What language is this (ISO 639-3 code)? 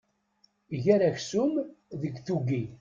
kab